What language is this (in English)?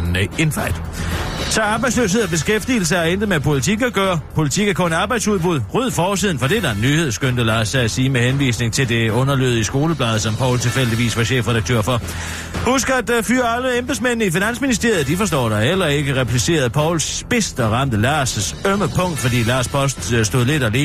Danish